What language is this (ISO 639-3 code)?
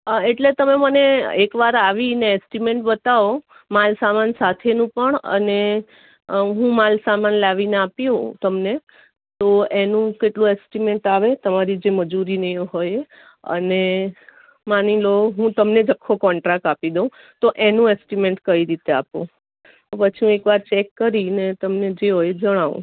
guj